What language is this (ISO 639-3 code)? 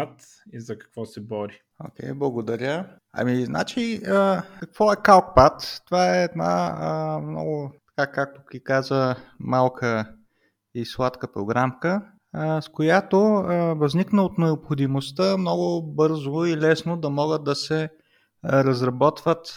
bul